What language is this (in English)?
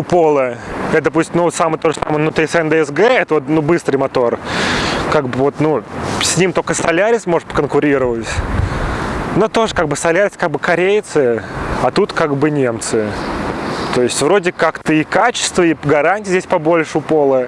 Russian